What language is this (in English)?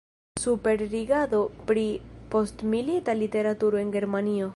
Esperanto